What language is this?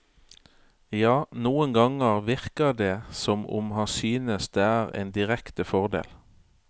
Norwegian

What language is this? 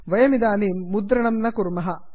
Sanskrit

